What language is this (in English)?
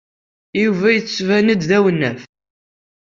Kabyle